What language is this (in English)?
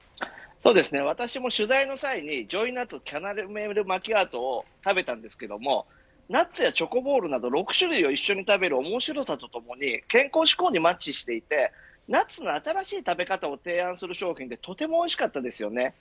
Japanese